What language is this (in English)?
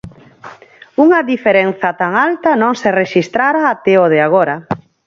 Galician